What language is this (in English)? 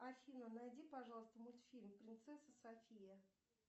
Russian